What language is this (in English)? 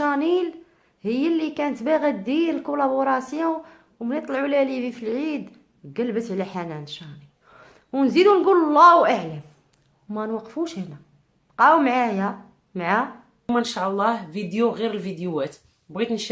Arabic